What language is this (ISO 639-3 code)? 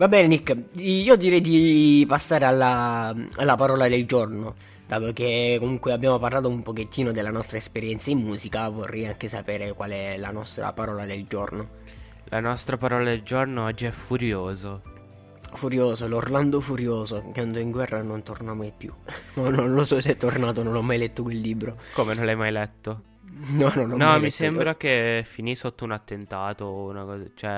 ita